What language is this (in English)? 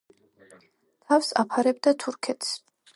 Georgian